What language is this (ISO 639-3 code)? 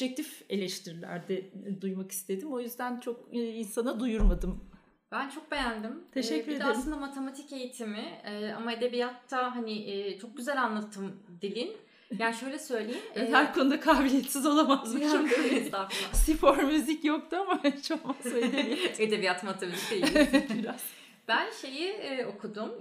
tur